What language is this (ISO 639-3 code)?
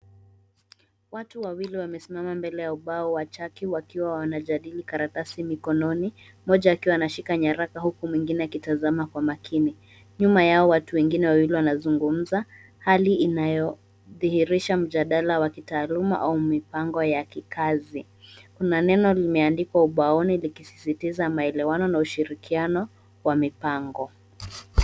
swa